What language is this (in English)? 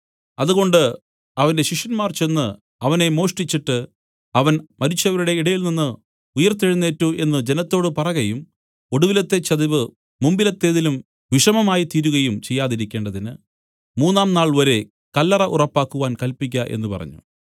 Malayalam